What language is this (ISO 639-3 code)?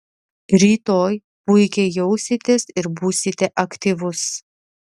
lit